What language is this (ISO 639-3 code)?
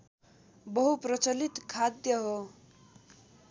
nep